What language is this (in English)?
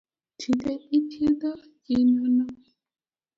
Luo (Kenya and Tanzania)